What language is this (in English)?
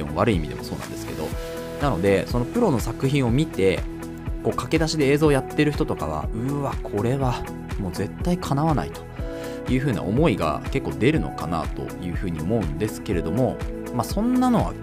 Japanese